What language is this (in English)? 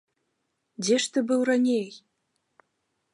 Belarusian